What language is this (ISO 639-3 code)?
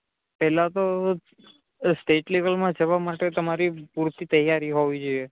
guj